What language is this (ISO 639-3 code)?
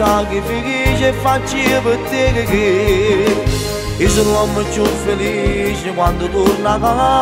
ron